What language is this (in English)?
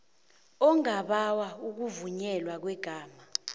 South Ndebele